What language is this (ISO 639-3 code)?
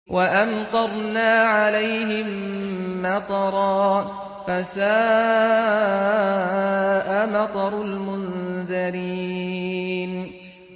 ara